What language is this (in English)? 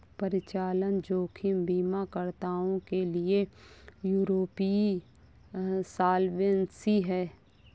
Hindi